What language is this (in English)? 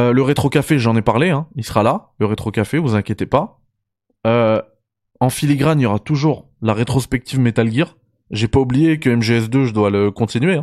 French